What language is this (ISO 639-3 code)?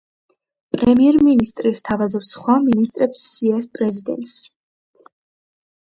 kat